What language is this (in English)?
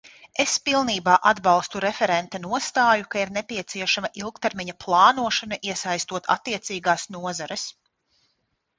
Latvian